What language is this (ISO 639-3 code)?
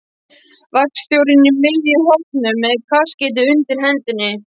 isl